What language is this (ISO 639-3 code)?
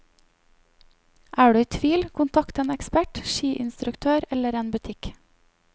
nor